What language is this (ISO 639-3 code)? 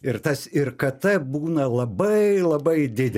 lit